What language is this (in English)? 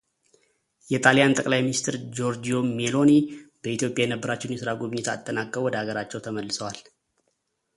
Amharic